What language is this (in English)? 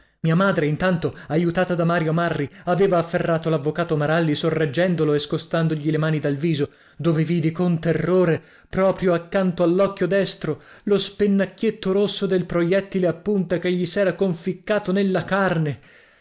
Italian